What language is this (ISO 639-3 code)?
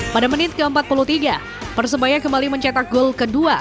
ind